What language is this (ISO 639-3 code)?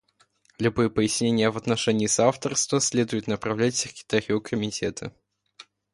rus